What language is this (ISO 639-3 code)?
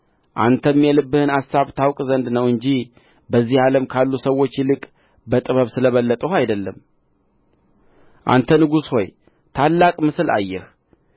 amh